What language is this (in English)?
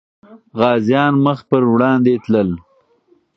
Pashto